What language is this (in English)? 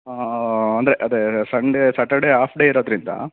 Kannada